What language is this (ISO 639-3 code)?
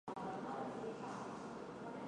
zho